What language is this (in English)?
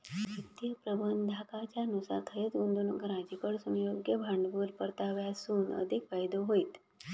Marathi